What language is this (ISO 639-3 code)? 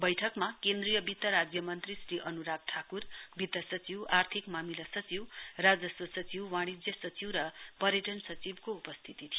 nep